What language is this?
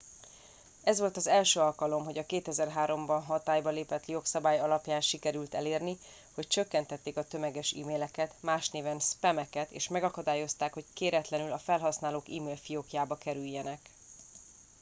Hungarian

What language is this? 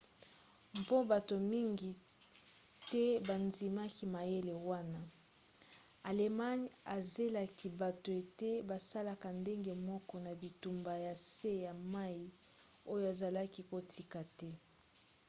Lingala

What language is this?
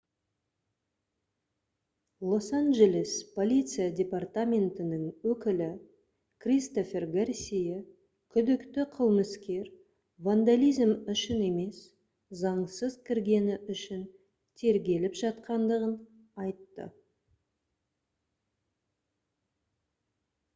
Kazakh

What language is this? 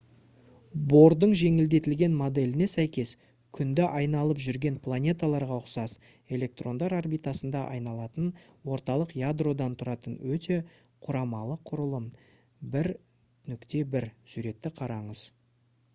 Kazakh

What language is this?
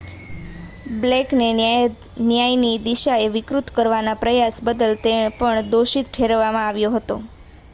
Gujarati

